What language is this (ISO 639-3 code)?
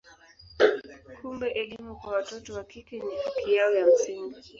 swa